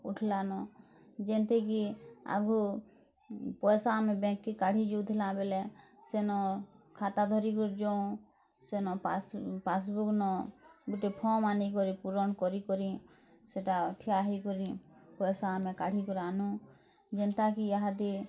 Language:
Odia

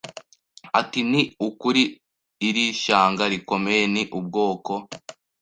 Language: Kinyarwanda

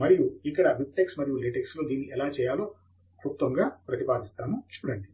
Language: Telugu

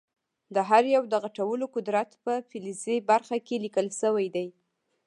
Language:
Pashto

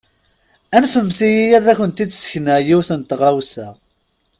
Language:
Kabyle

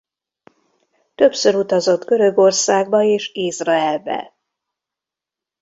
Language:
Hungarian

